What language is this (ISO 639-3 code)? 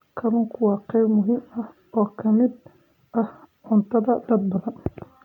som